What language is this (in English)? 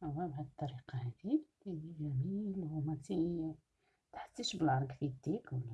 Arabic